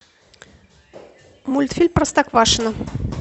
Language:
Russian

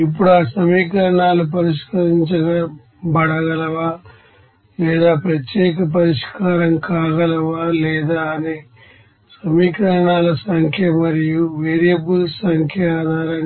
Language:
Telugu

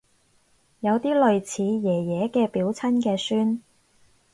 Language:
Cantonese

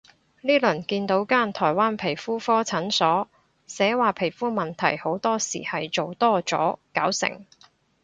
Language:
Cantonese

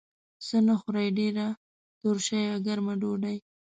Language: Pashto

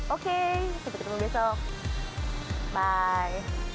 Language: Indonesian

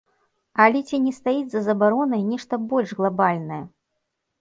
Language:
Belarusian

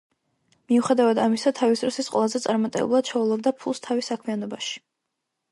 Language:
Georgian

